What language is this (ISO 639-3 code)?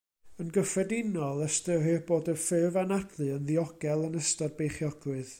cym